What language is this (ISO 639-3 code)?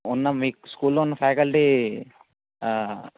tel